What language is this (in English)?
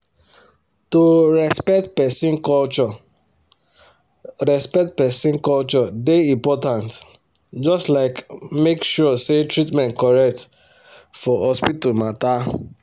Nigerian Pidgin